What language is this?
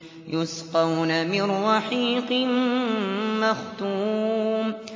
Arabic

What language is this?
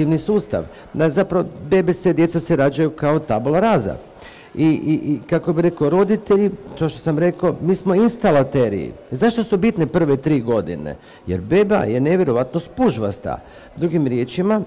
Croatian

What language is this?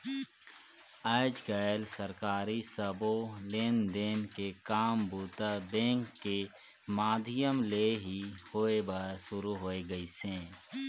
Chhattisgarhi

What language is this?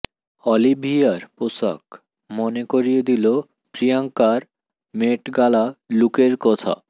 Bangla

